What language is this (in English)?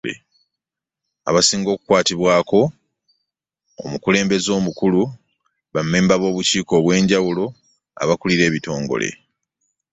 Ganda